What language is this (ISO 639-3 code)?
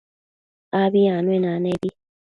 mcf